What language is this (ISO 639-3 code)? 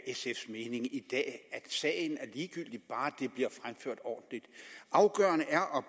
dan